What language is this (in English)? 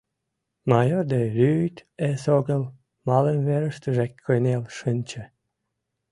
Mari